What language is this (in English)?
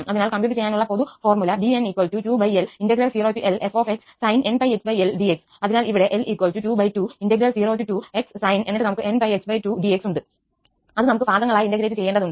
Malayalam